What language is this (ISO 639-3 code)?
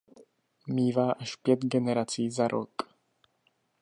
ces